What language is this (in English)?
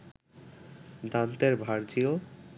Bangla